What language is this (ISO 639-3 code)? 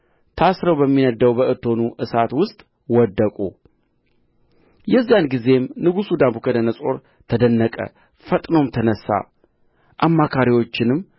amh